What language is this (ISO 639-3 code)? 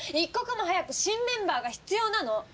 jpn